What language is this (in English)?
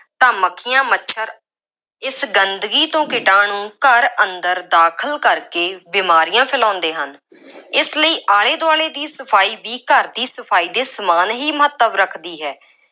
Punjabi